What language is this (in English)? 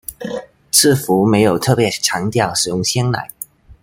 Chinese